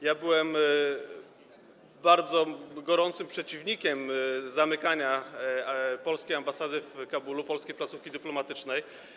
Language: Polish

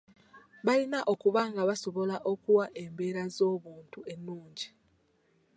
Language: Ganda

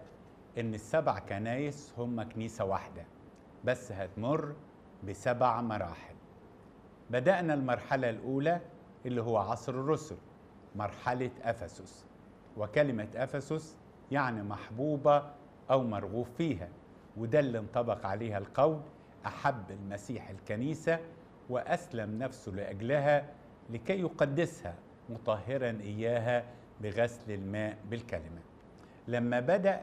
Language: Arabic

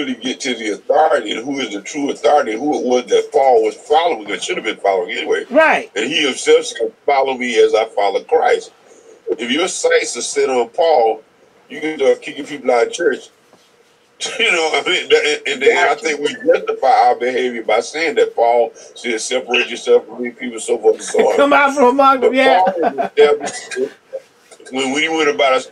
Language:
English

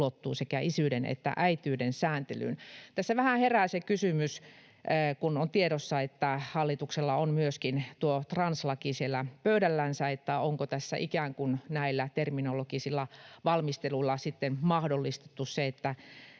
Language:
Finnish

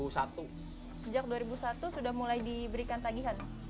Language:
Indonesian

